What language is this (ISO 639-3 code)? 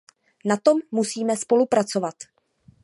ces